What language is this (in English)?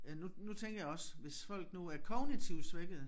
Danish